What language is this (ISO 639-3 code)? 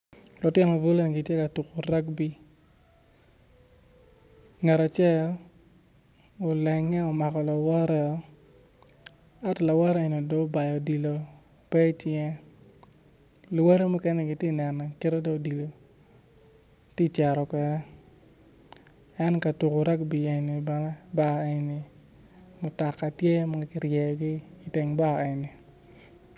ach